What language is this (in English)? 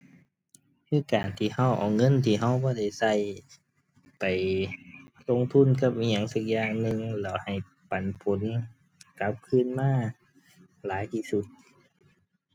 Thai